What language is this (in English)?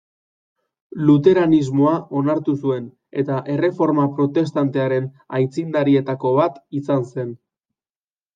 Basque